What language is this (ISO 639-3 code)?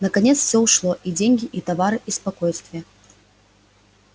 rus